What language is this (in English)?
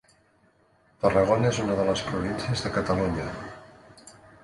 Catalan